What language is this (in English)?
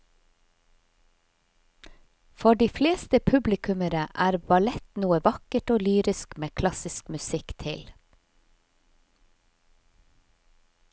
Norwegian